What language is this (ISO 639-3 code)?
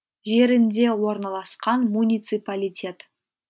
kaz